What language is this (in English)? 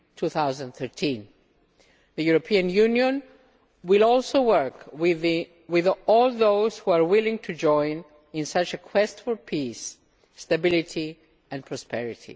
English